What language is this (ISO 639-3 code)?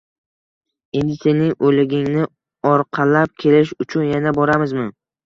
uzb